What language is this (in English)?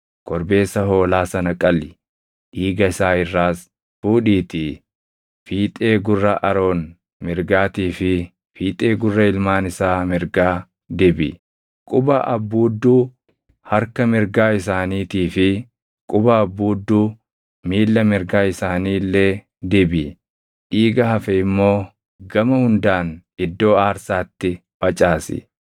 Oromo